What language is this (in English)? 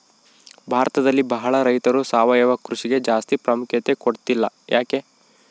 Kannada